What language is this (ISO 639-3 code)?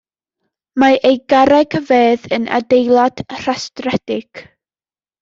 cym